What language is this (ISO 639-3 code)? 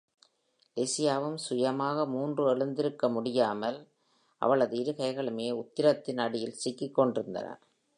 tam